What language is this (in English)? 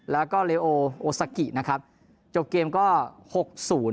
Thai